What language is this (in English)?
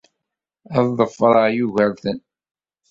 Kabyle